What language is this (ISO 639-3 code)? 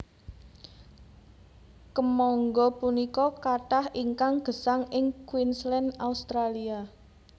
jav